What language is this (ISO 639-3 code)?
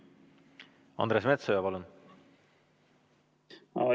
est